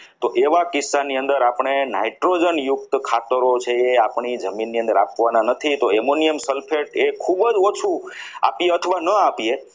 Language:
Gujarati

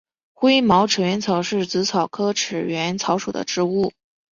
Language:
Chinese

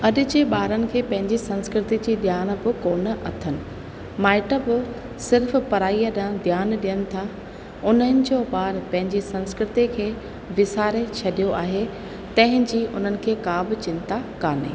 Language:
Sindhi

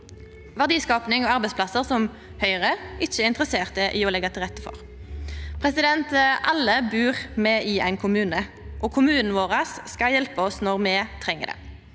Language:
Norwegian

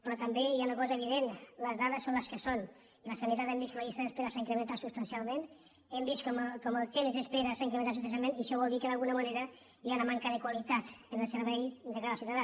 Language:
Catalan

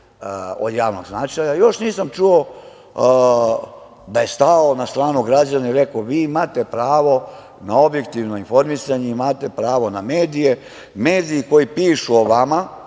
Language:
Serbian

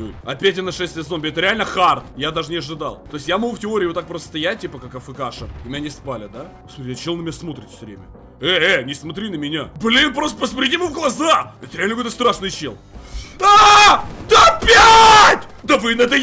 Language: Russian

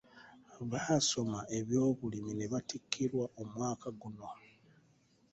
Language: Ganda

